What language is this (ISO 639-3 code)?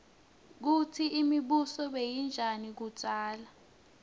ssw